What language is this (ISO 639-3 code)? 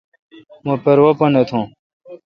xka